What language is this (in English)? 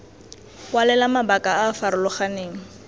Tswana